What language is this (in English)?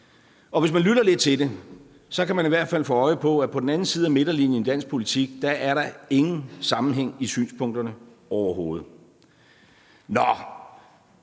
Danish